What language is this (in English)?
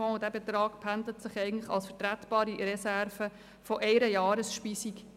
Swiss German